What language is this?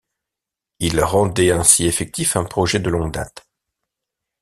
French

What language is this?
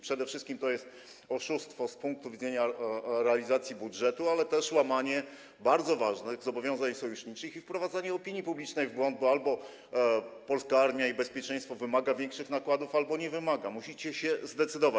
Polish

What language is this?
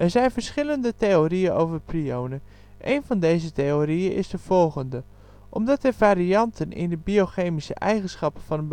Dutch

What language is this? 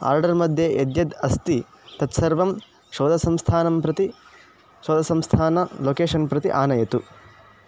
Sanskrit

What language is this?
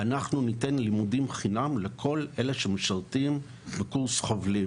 Hebrew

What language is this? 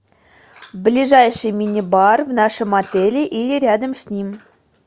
Russian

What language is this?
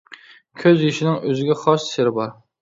Uyghur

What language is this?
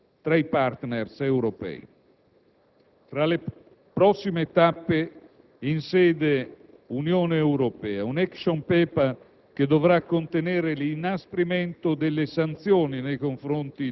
Italian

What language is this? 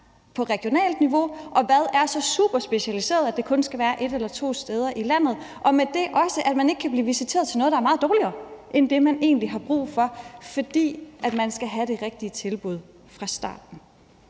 Danish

